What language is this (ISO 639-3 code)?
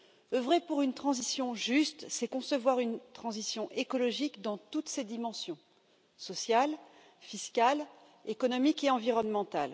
fra